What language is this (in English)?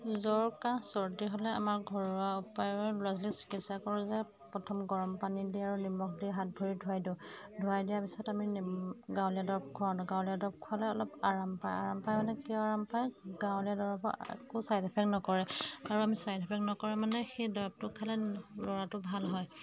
Assamese